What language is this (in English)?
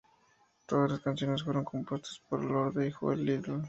Spanish